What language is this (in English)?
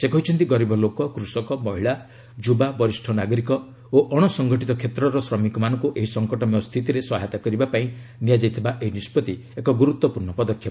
Odia